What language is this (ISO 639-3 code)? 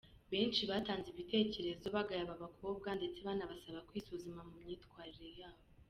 kin